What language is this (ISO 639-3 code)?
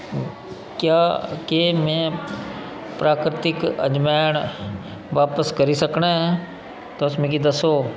doi